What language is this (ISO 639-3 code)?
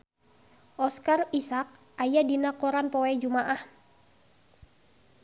sun